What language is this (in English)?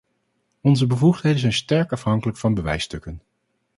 Dutch